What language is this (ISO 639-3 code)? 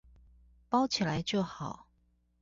zho